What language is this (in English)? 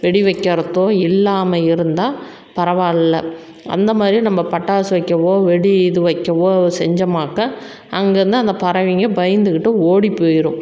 Tamil